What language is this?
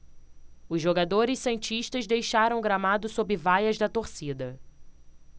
Portuguese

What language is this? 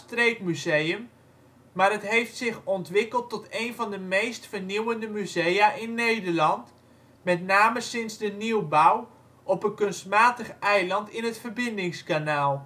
Dutch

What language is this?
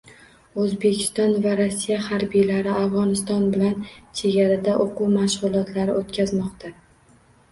Uzbek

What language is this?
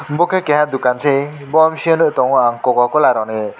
Kok Borok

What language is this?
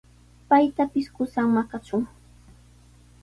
Sihuas Ancash Quechua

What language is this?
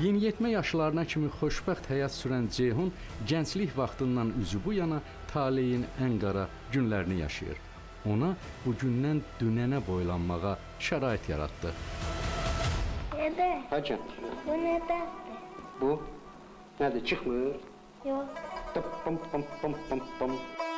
Turkish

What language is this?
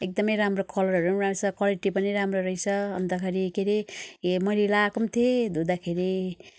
Nepali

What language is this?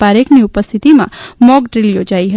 Gujarati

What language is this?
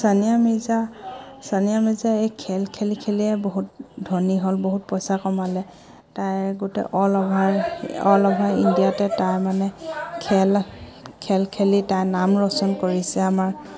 Assamese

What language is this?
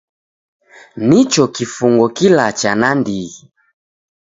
Taita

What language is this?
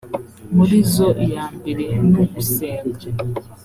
Kinyarwanda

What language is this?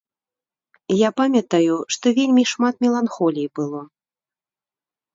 Belarusian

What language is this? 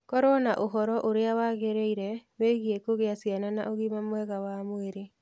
Kikuyu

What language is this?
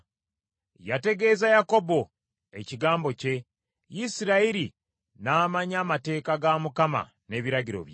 Ganda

